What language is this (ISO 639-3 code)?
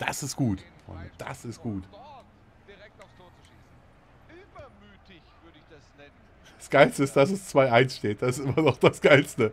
deu